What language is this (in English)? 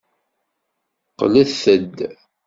Kabyle